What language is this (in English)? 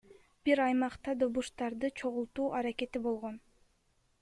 Kyrgyz